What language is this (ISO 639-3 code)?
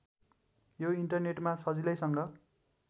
nep